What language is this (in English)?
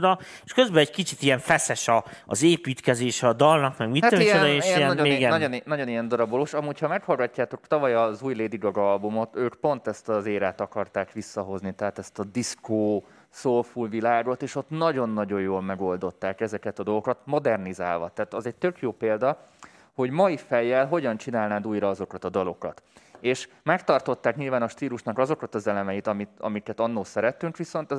Hungarian